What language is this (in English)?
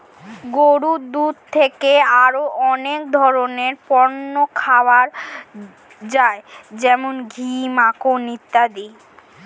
Bangla